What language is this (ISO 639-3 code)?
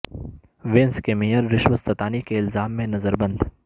urd